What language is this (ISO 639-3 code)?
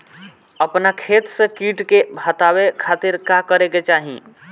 bho